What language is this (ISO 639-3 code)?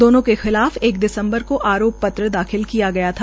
hin